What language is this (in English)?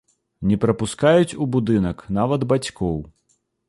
Belarusian